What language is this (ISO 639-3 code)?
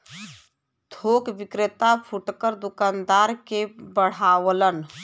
bho